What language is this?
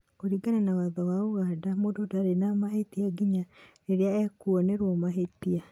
Kikuyu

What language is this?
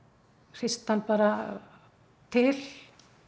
Icelandic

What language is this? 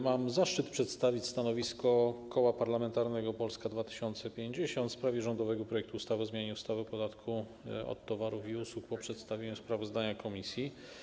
Polish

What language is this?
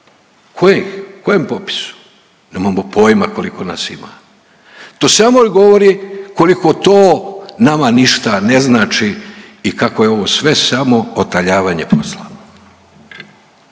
Croatian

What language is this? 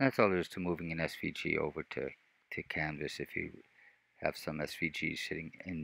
English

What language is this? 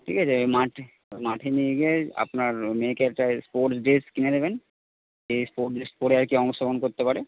Bangla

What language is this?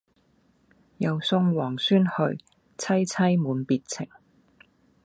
Cantonese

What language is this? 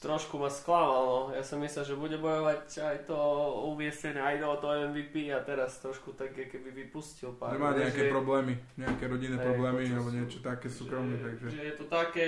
Slovak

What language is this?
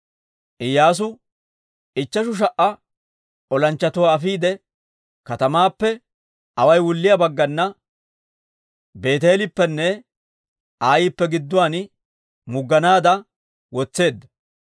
Dawro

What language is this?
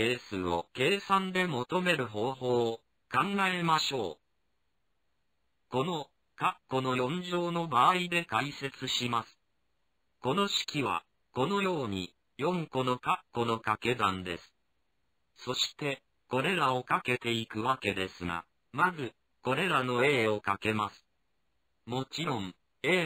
Japanese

